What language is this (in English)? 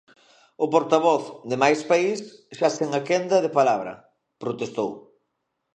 Galician